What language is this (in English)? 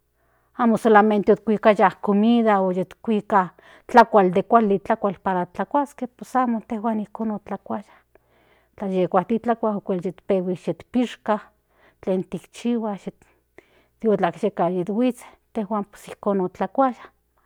Central Nahuatl